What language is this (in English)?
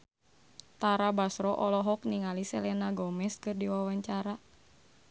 Sundanese